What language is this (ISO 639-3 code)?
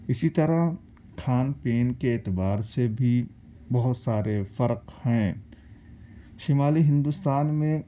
urd